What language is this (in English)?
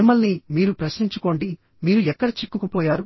Telugu